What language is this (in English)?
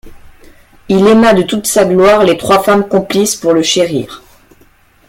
French